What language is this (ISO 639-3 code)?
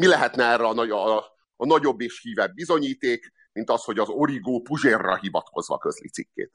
hun